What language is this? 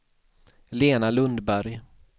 Swedish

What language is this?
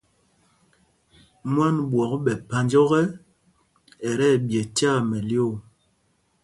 Mpumpong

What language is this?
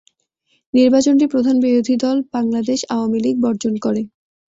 Bangla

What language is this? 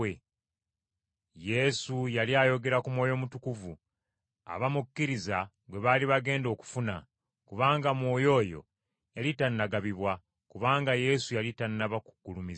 Ganda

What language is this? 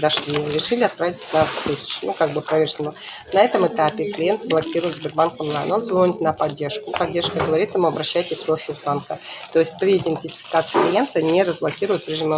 Russian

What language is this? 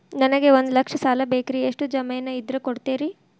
Kannada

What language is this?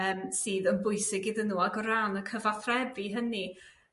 Welsh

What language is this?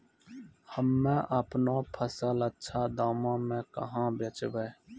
Maithili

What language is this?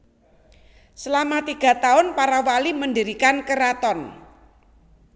Javanese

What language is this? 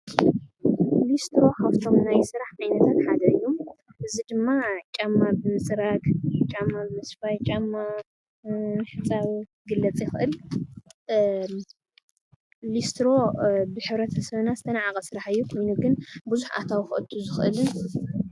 Tigrinya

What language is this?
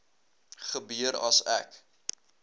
Afrikaans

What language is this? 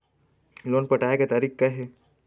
Chhattisgarhi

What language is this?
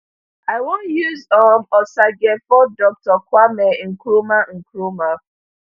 Nigerian Pidgin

